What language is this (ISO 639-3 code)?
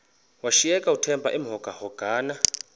xho